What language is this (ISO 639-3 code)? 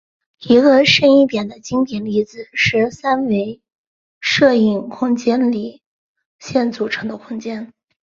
zho